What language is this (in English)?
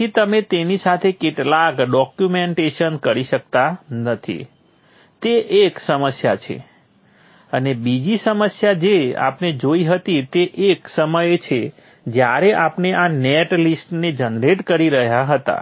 Gujarati